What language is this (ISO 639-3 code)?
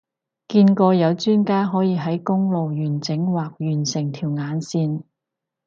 yue